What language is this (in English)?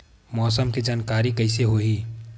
Chhattisgarhi